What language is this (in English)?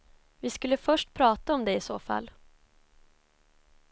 Swedish